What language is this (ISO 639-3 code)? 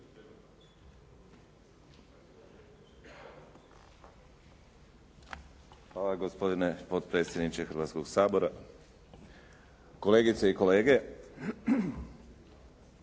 hrv